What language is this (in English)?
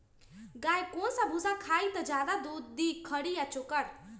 Magahi